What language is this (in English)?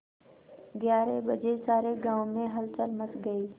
Hindi